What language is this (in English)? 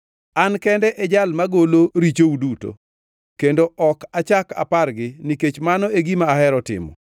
Luo (Kenya and Tanzania)